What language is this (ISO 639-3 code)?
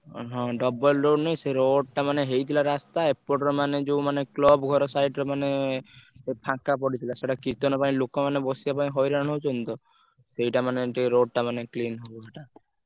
ori